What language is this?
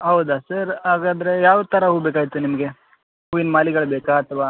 Kannada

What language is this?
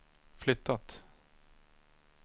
Swedish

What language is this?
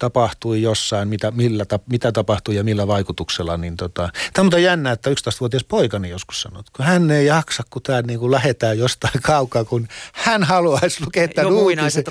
Finnish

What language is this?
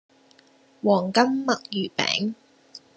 Cantonese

